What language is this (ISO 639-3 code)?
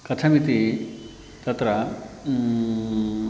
san